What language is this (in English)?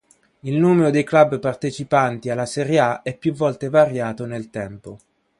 Italian